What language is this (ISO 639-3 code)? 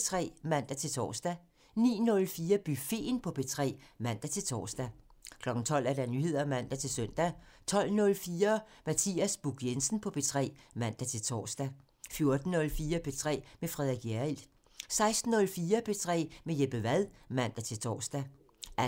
dan